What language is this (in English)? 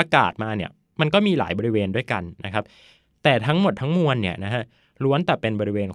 Thai